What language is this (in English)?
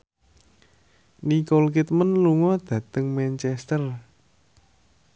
Javanese